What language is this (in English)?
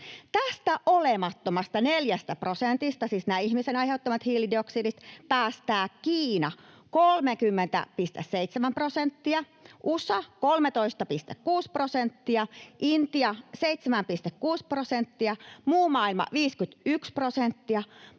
Finnish